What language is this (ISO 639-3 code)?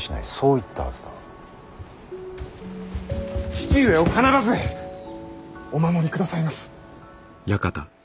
jpn